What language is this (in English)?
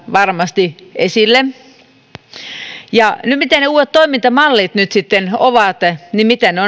Finnish